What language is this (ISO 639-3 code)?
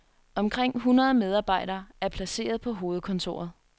dan